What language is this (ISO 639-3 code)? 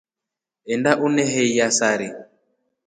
rof